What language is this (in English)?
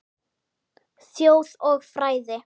Icelandic